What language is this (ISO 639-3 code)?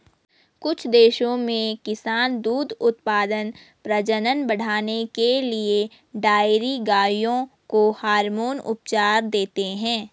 hin